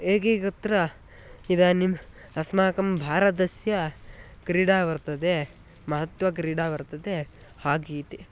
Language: Sanskrit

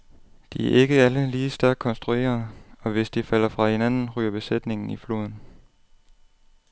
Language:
Danish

